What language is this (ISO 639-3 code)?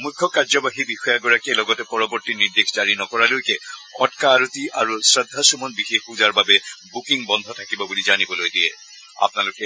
asm